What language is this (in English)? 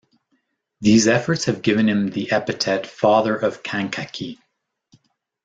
English